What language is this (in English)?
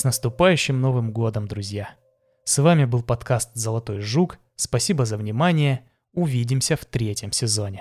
Russian